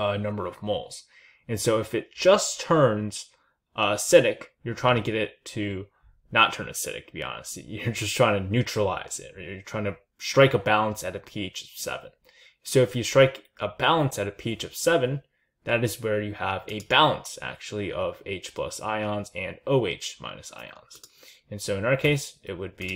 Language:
English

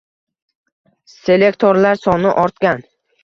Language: Uzbek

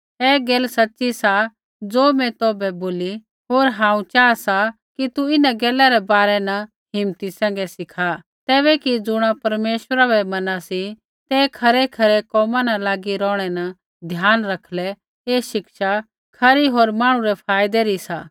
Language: Kullu Pahari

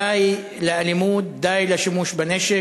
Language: Hebrew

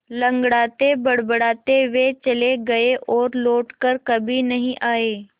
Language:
Hindi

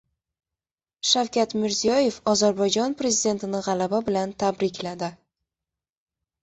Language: Uzbek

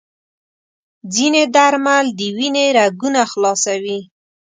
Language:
Pashto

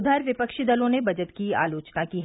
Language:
Hindi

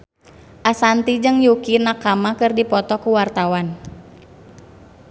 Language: Sundanese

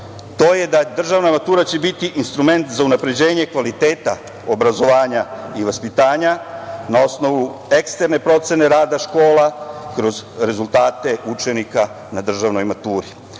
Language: Serbian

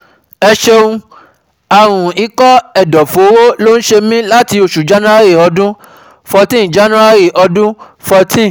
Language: Yoruba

